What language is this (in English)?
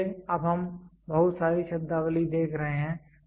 Hindi